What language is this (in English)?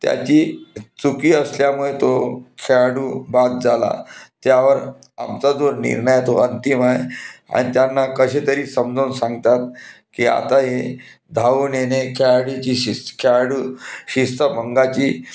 Marathi